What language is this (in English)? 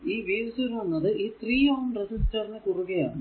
Malayalam